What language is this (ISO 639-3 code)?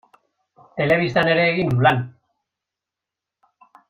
eus